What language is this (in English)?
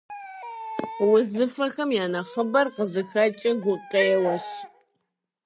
Kabardian